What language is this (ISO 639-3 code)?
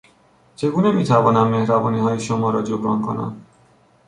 fas